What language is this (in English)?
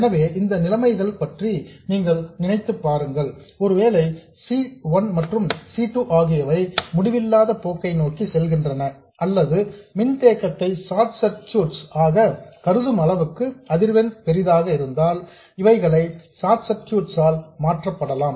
Tamil